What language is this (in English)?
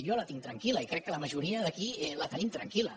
Catalan